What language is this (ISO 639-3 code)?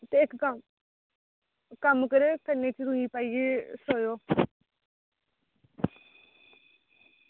doi